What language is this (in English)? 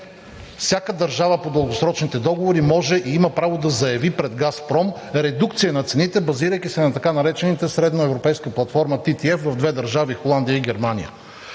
Bulgarian